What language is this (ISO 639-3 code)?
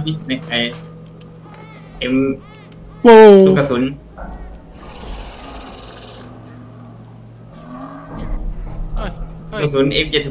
tha